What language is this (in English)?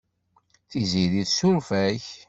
Kabyle